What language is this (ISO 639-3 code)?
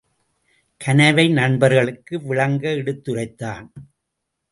tam